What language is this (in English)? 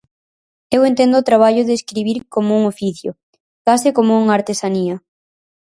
Galician